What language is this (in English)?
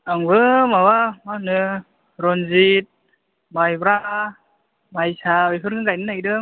Bodo